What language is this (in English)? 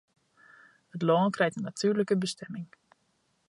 Western Frisian